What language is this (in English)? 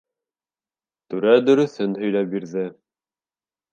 Bashkir